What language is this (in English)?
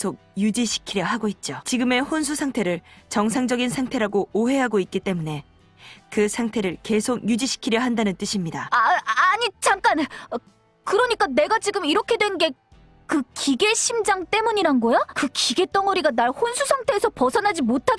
Korean